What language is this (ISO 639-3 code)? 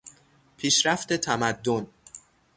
fas